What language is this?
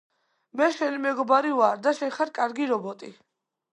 Georgian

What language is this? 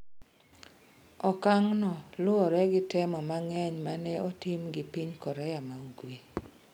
Luo (Kenya and Tanzania)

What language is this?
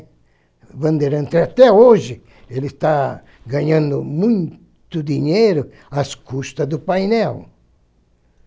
Portuguese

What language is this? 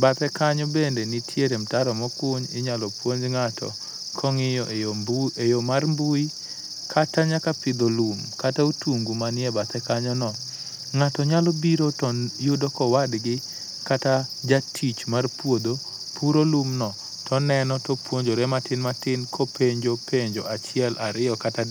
Luo (Kenya and Tanzania)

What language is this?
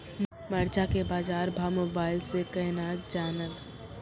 Maithili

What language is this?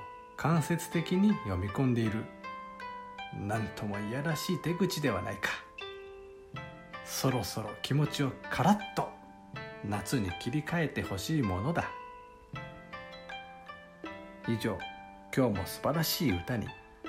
Japanese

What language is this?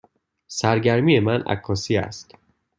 Persian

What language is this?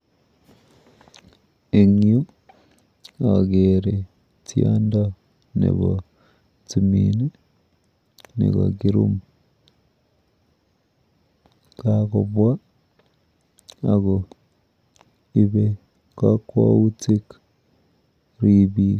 Kalenjin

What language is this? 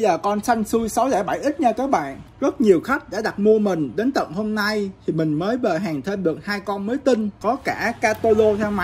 Vietnamese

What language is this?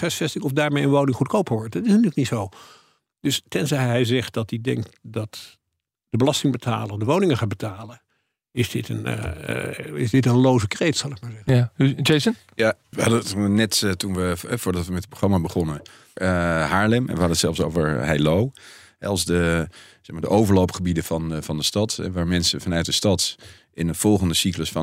Dutch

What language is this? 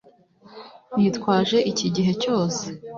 Kinyarwanda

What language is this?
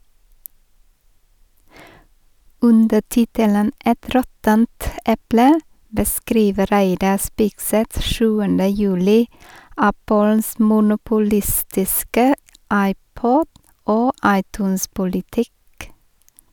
Norwegian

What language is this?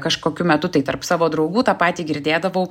Lithuanian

